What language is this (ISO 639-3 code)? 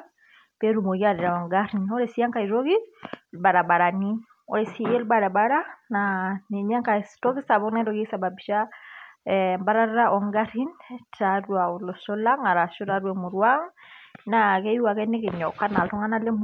mas